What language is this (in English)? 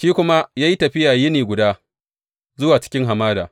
Hausa